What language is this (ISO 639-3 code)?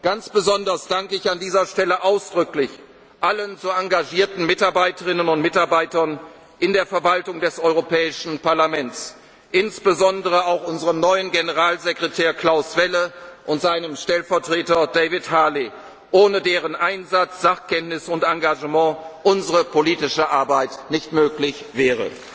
deu